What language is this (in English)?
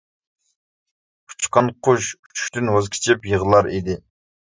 Uyghur